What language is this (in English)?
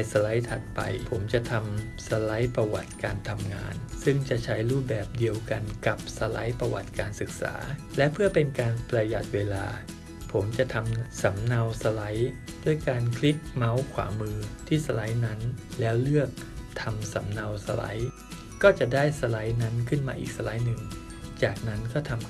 Thai